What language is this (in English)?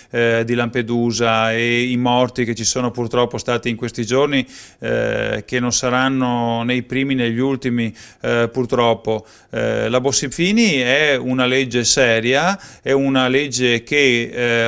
Italian